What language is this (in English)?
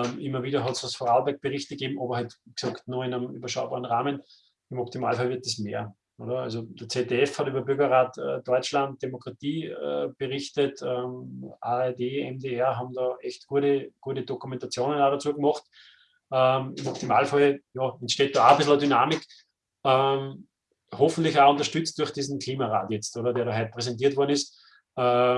German